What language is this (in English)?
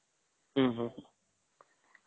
Odia